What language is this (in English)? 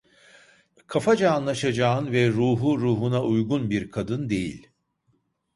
Turkish